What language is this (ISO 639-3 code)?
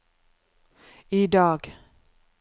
nor